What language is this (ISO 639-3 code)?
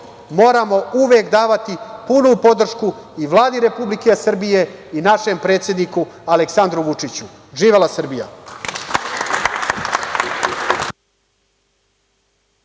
srp